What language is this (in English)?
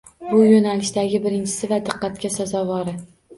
Uzbek